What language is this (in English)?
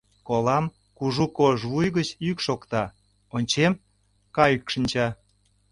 Mari